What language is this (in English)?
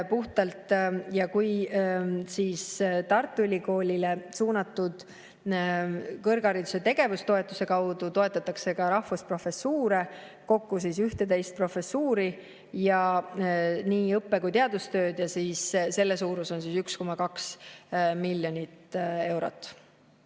Estonian